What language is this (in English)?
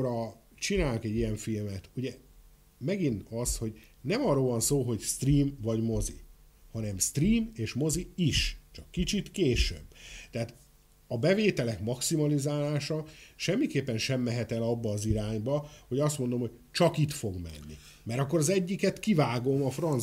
Hungarian